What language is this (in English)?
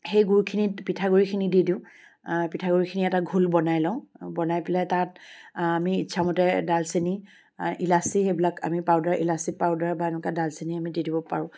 Assamese